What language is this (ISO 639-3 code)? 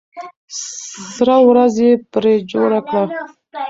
pus